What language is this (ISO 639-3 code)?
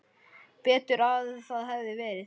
isl